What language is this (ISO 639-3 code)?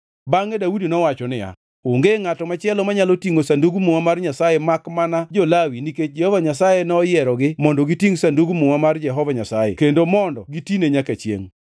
luo